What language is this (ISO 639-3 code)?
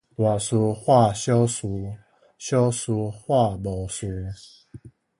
nan